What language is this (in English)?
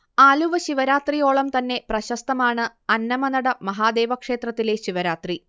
Malayalam